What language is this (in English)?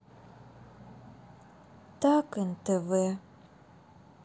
Russian